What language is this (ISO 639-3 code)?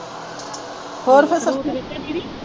pan